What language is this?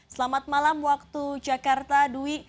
Indonesian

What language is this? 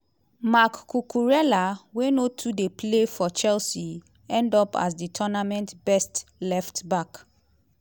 Nigerian Pidgin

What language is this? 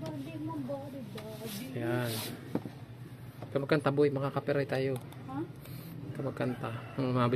Filipino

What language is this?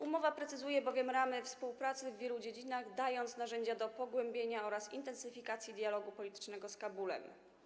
Polish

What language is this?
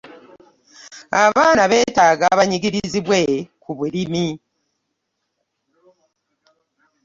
Ganda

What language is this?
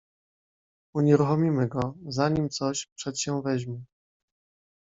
Polish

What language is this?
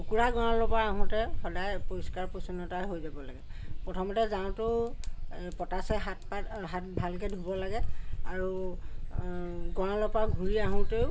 Assamese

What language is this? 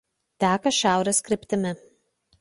Lithuanian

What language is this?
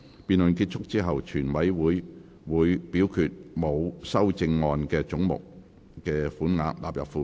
Cantonese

